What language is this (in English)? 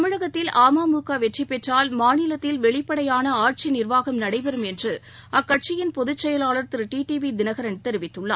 Tamil